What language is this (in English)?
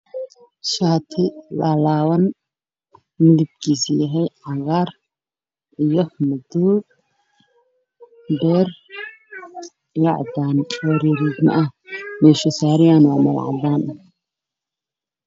Somali